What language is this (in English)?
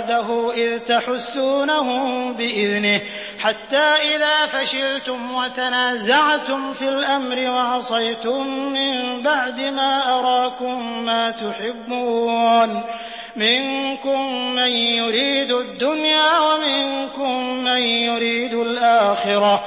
Arabic